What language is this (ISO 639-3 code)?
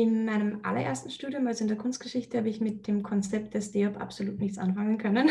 deu